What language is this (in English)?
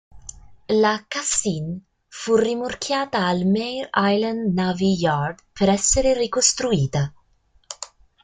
Italian